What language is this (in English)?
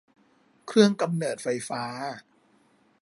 Thai